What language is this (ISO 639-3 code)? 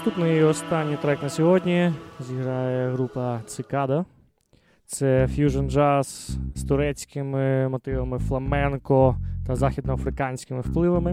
ukr